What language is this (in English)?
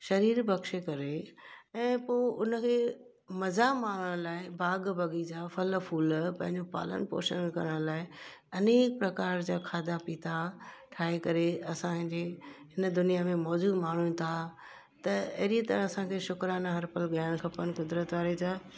Sindhi